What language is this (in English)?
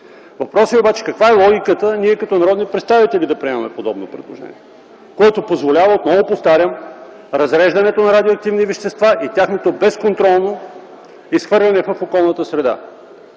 Bulgarian